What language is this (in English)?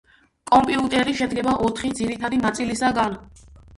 Georgian